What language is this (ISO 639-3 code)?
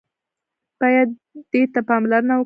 pus